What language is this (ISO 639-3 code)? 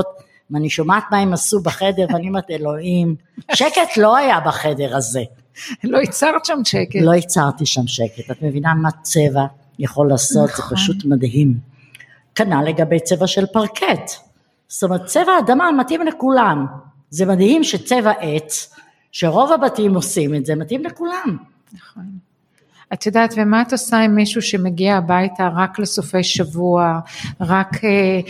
heb